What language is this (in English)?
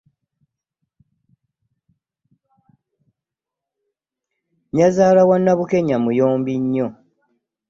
Ganda